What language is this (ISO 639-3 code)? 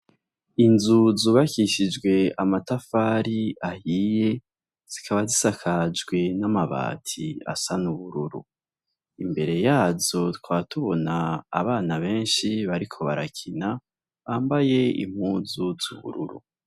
run